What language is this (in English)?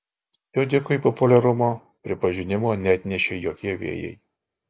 Lithuanian